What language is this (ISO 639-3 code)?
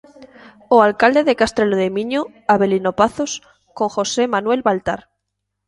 glg